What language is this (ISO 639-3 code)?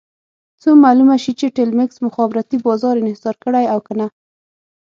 pus